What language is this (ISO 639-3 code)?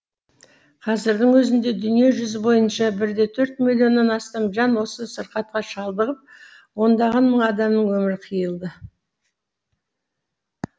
kaz